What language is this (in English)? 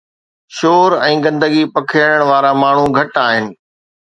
Sindhi